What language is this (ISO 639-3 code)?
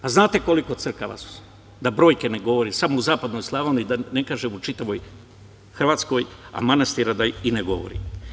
srp